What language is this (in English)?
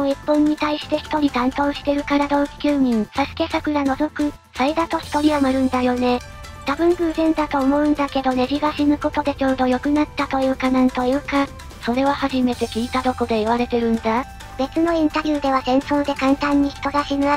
Japanese